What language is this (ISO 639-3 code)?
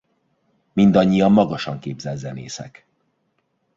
hun